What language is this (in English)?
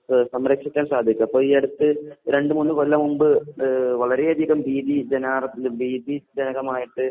Malayalam